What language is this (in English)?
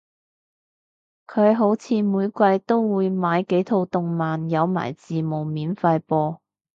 Cantonese